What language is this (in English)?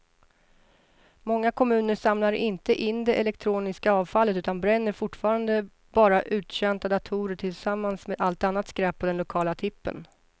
Swedish